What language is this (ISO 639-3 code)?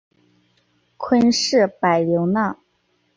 zho